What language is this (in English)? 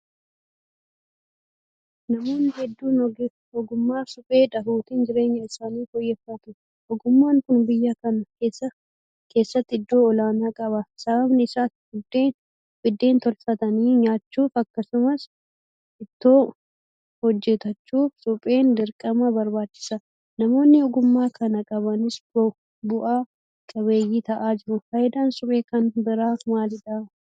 Oromo